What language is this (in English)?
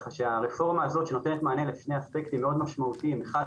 Hebrew